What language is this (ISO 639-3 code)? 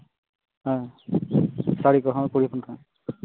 sat